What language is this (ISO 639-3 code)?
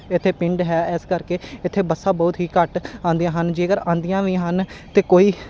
pan